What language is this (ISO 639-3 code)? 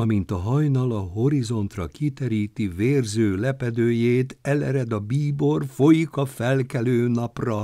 hun